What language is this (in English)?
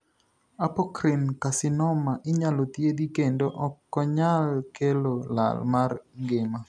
Luo (Kenya and Tanzania)